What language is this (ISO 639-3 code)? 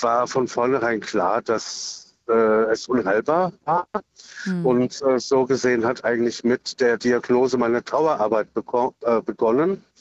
deu